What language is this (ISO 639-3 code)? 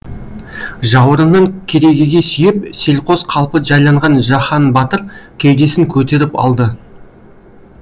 kaz